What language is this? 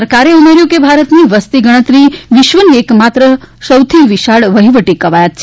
Gujarati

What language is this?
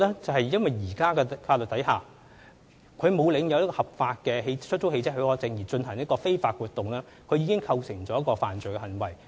Cantonese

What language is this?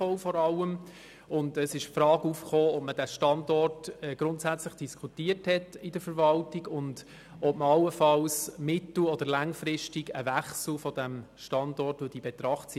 Swiss German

